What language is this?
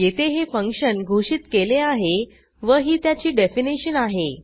Marathi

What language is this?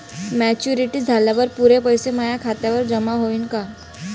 Marathi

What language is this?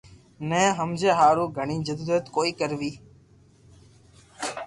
Loarki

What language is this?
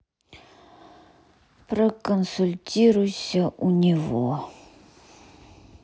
Russian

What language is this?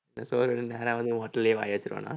Tamil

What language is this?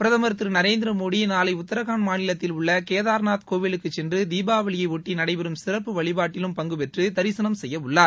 Tamil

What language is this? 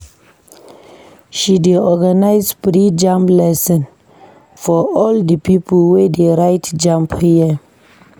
Nigerian Pidgin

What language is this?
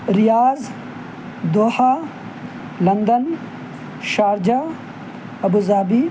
Urdu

